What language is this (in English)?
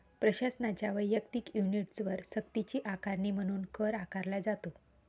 Marathi